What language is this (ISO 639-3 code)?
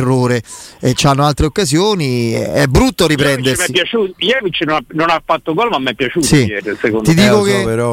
ita